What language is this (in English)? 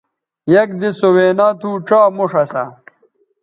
Bateri